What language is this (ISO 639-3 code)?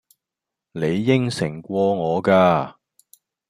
yue